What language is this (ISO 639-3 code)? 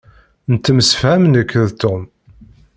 kab